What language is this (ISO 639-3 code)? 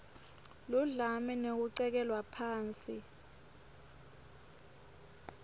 ssw